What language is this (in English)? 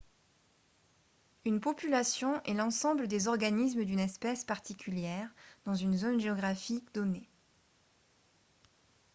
French